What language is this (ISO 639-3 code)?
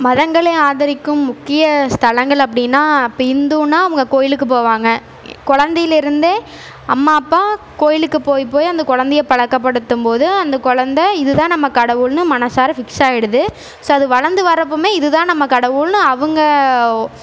tam